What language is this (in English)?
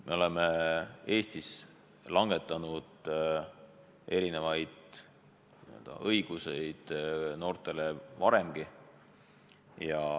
Estonian